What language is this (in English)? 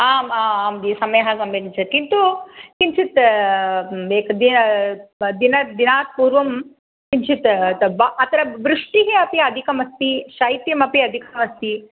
Sanskrit